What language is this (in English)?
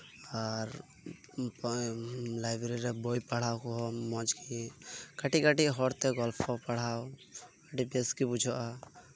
Santali